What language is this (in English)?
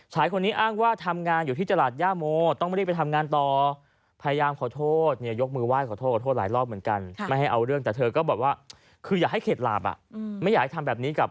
Thai